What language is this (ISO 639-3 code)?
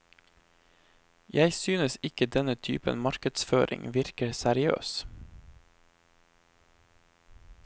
nor